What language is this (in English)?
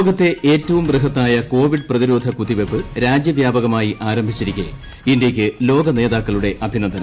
Malayalam